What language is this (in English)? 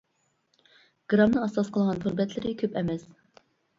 Uyghur